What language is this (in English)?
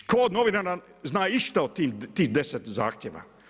Croatian